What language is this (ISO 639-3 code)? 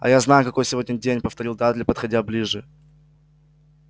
rus